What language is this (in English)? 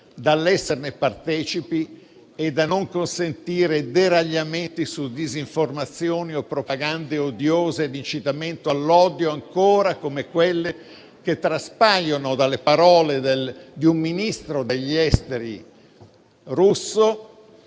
Italian